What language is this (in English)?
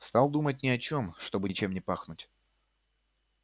Russian